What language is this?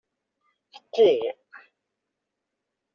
Kabyle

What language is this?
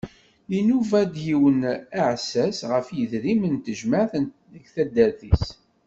Kabyle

